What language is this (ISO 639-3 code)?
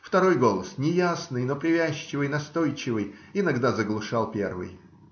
rus